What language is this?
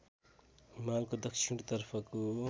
Nepali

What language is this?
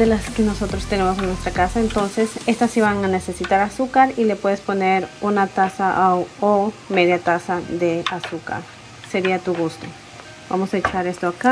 Spanish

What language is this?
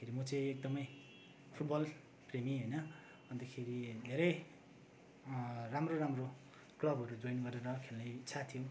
Nepali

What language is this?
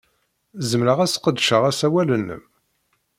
Kabyle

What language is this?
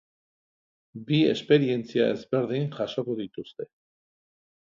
Basque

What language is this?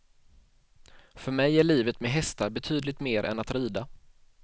Swedish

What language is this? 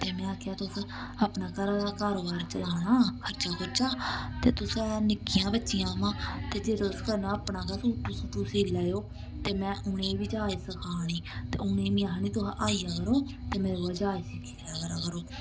Dogri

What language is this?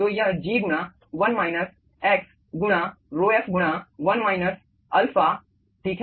Hindi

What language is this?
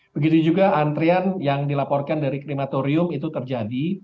Indonesian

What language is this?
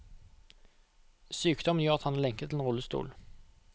Norwegian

